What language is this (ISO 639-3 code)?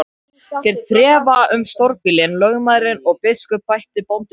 isl